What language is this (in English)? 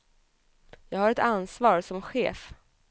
Swedish